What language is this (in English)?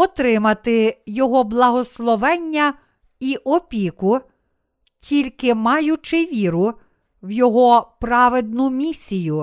Ukrainian